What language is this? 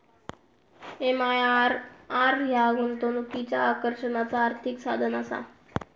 Marathi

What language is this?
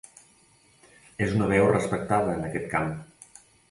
Catalan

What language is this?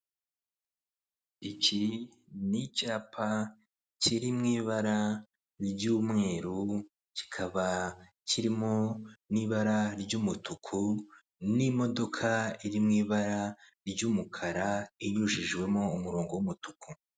Kinyarwanda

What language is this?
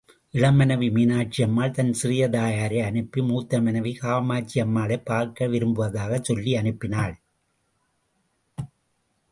Tamil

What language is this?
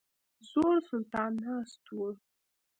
Pashto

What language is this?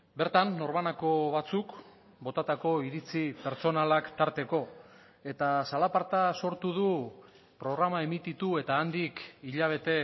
Basque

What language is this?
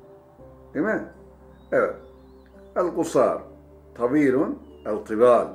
Turkish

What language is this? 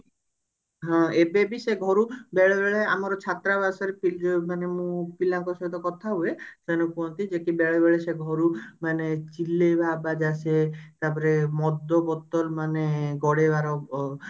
Odia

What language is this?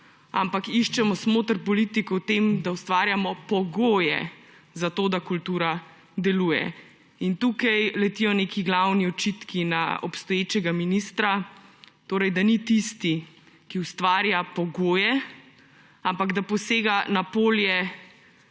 Slovenian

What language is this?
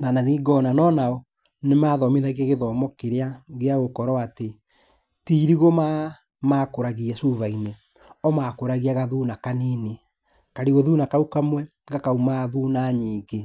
Kikuyu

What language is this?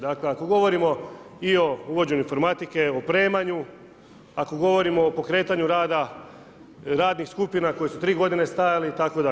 Croatian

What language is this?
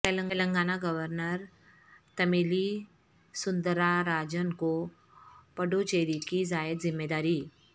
Urdu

